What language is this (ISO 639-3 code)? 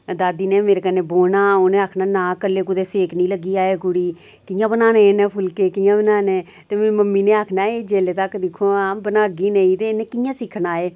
doi